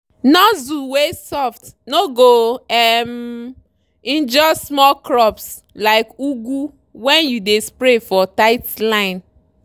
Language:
Nigerian Pidgin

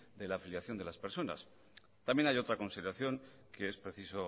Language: Spanish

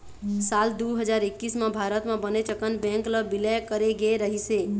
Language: Chhattisgarhi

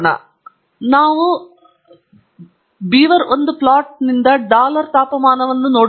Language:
Kannada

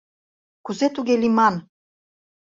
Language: Mari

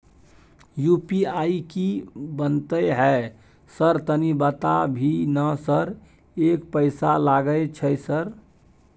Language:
Maithili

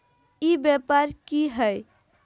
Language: Magahi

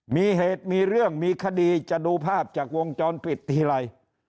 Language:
Thai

